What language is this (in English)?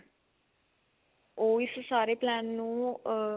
Punjabi